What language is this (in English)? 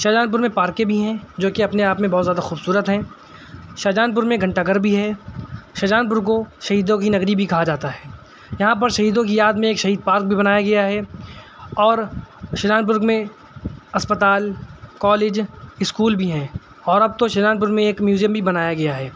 Urdu